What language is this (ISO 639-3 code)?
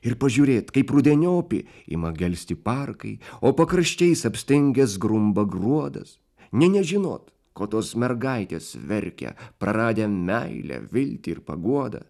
lit